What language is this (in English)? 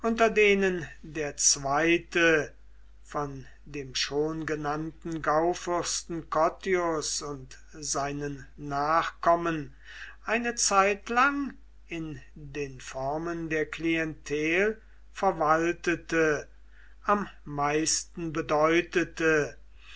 German